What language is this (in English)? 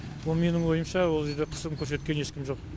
Kazakh